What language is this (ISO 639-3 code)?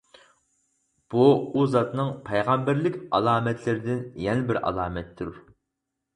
uig